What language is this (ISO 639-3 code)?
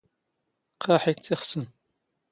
zgh